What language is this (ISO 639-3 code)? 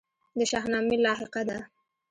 pus